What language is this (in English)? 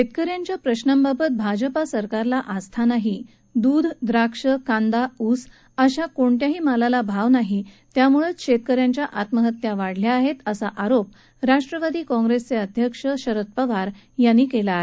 Marathi